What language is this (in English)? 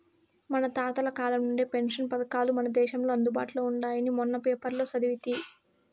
Telugu